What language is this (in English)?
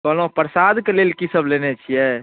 Maithili